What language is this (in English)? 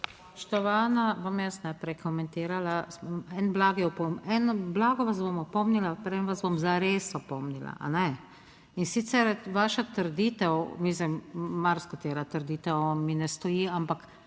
Slovenian